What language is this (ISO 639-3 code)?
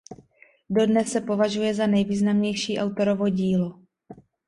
ces